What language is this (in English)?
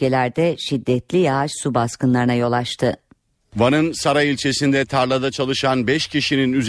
Turkish